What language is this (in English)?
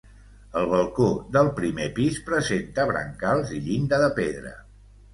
Catalan